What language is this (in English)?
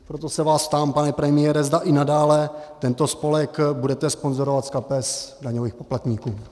Czech